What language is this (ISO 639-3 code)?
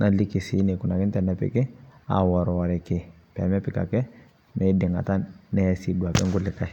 mas